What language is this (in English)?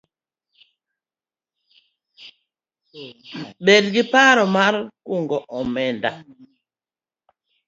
Luo (Kenya and Tanzania)